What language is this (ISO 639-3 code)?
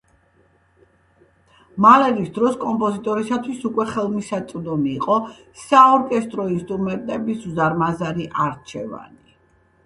kat